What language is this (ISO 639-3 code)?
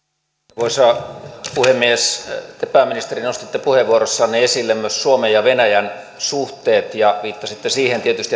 fin